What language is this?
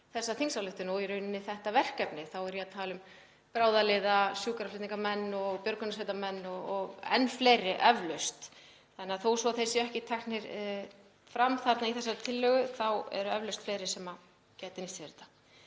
Icelandic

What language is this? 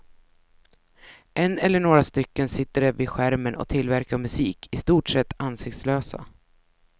Swedish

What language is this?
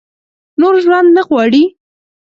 Pashto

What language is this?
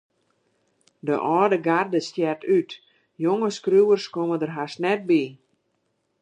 Western Frisian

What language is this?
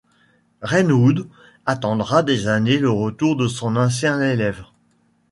French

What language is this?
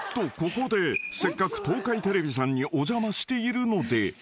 Japanese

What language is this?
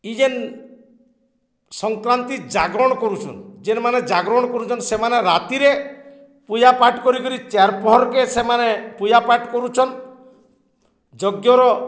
Odia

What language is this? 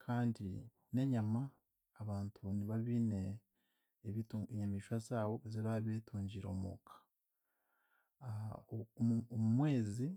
Chiga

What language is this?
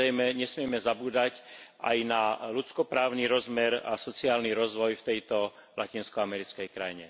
Slovak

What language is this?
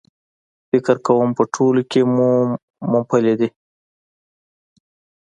Pashto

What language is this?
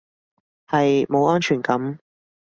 Cantonese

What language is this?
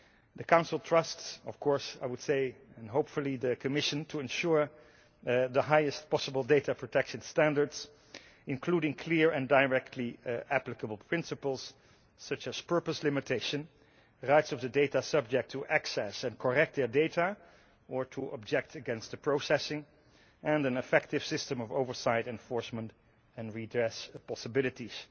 English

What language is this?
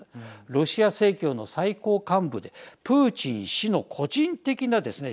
Japanese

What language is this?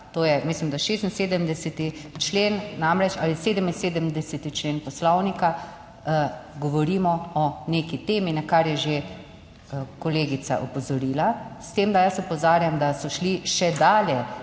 Slovenian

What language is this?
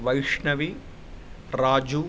Sanskrit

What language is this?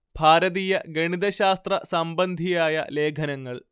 Malayalam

